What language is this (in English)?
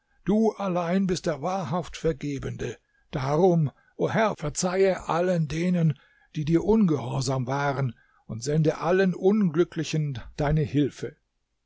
German